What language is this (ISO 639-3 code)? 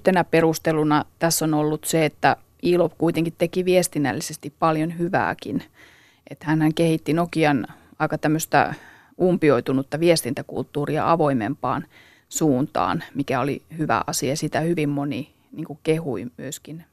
fin